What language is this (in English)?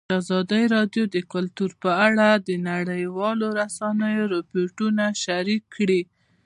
Pashto